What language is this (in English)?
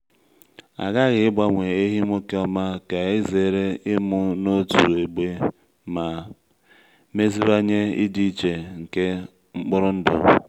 Igbo